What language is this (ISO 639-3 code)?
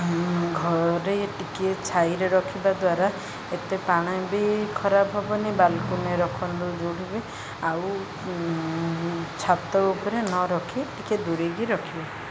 ori